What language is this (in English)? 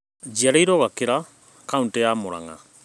Kikuyu